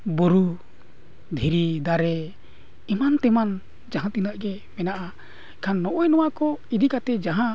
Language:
Santali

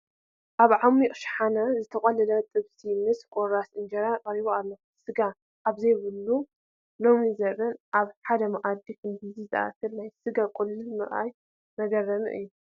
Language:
Tigrinya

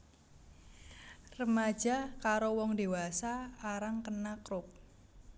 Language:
Javanese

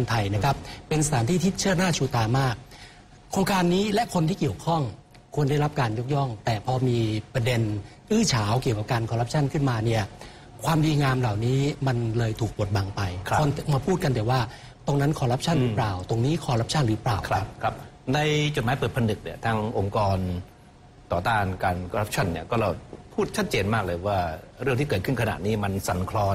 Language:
Thai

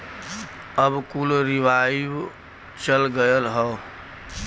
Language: Bhojpuri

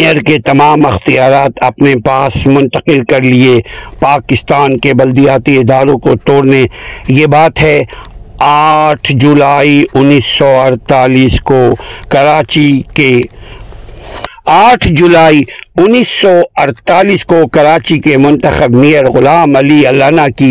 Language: Urdu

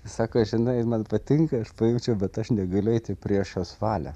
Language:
Lithuanian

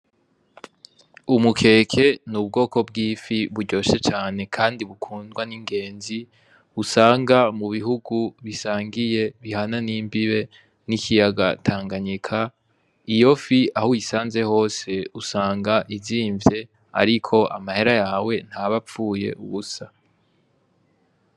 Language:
Rundi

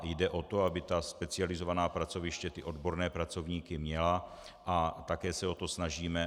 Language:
Czech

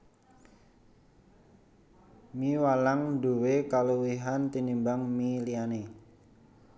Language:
Javanese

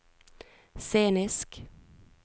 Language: Norwegian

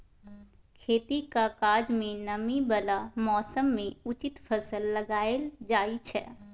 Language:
Maithili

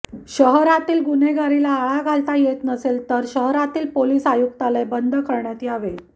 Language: Marathi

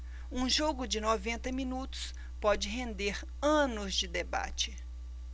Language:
Portuguese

